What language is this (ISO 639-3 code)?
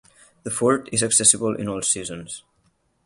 eng